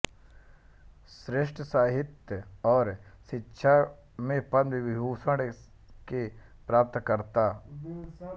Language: Hindi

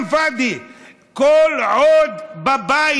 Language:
Hebrew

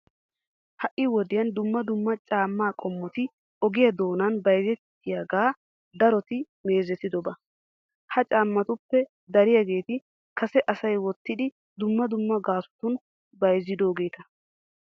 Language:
Wolaytta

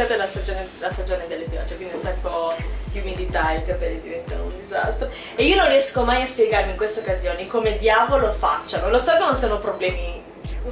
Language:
Italian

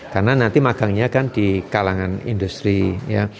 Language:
Indonesian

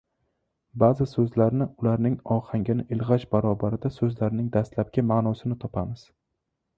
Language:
Uzbek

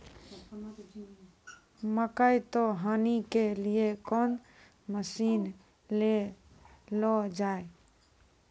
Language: Maithili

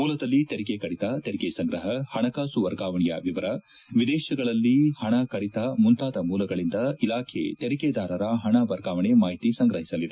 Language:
Kannada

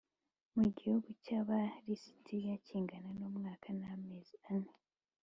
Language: Kinyarwanda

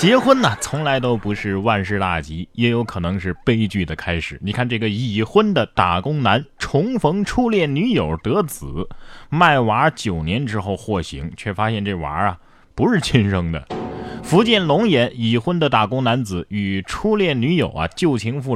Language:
Chinese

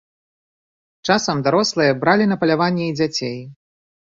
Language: Belarusian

